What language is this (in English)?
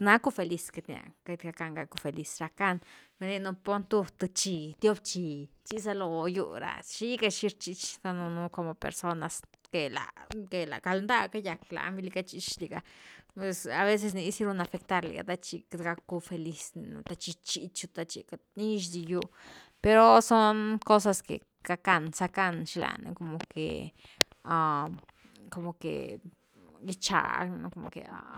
Güilá Zapotec